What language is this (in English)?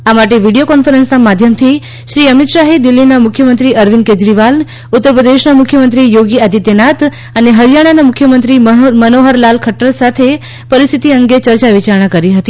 Gujarati